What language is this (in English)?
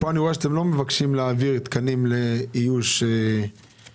Hebrew